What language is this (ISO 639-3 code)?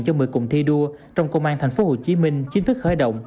vie